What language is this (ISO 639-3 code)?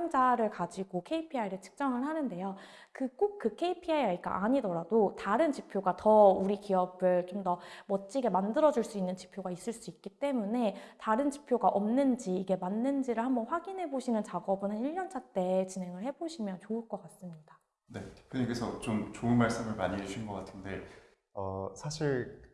kor